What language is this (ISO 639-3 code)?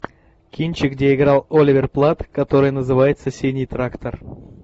rus